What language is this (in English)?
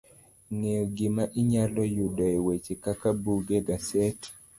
Luo (Kenya and Tanzania)